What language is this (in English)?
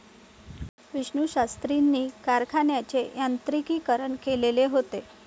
Marathi